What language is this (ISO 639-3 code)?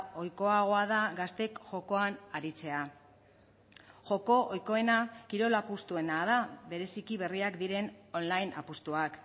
eus